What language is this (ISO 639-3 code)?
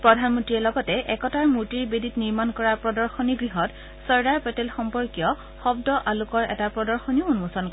asm